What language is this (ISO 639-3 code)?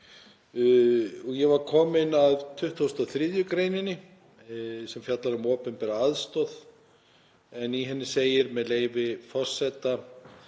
isl